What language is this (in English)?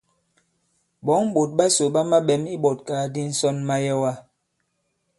Bankon